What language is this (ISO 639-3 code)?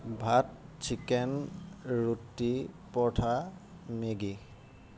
asm